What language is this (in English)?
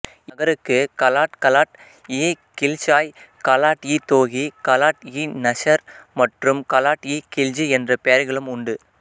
Tamil